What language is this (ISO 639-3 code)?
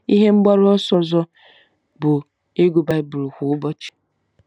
ibo